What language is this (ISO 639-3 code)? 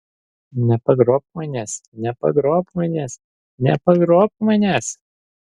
lit